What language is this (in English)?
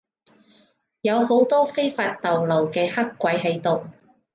Cantonese